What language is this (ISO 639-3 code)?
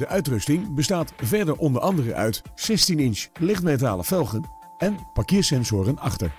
nld